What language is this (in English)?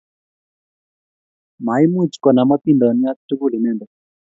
Kalenjin